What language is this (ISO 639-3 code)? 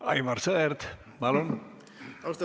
est